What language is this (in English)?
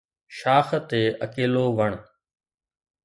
Sindhi